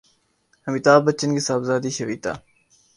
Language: Urdu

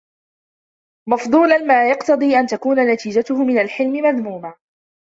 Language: Arabic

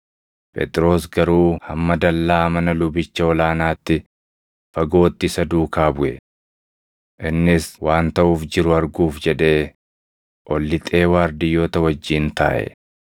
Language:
Oromo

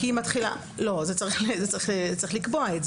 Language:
Hebrew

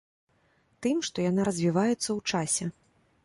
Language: Belarusian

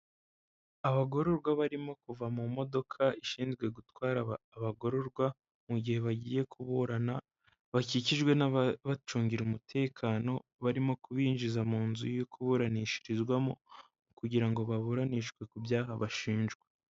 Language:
Kinyarwanda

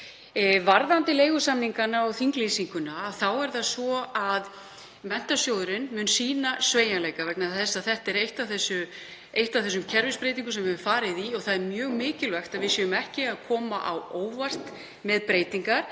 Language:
Icelandic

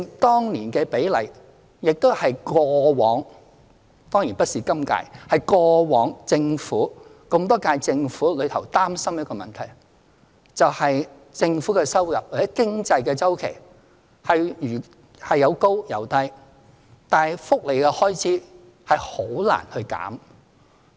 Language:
Cantonese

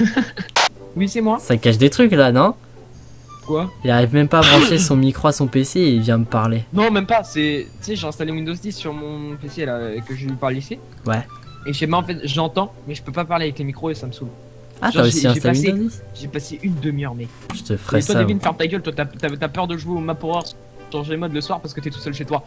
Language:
French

